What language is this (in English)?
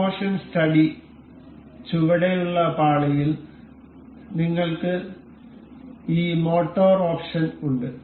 Malayalam